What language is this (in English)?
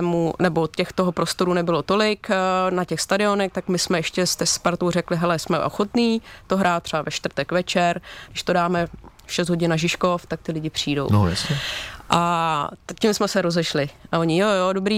Czech